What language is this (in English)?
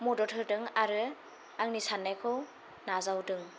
Bodo